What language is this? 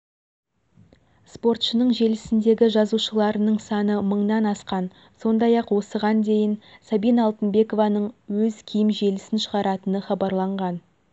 Kazakh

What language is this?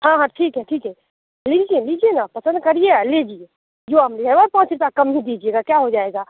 Hindi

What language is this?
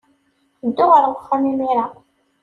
Kabyle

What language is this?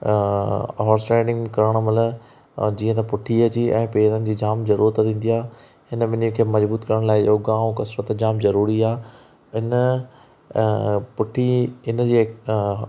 Sindhi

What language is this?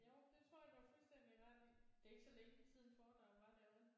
Danish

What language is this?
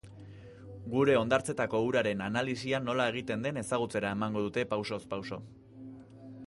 Basque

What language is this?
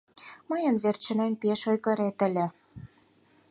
Mari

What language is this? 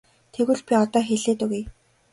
Mongolian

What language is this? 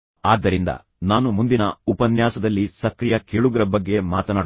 Kannada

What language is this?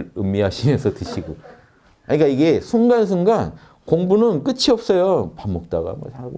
Korean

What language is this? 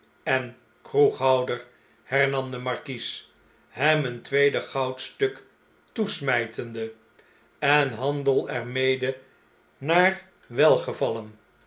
Dutch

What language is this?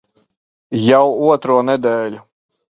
Latvian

